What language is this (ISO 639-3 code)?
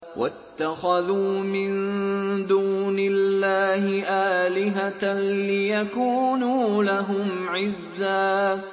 ara